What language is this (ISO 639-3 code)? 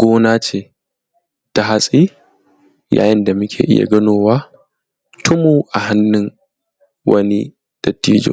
hau